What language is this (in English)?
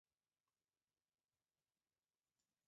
Chinese